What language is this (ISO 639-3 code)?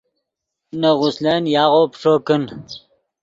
ydg